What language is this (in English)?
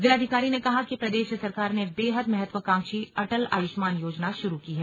Hindi